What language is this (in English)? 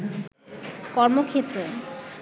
Bangla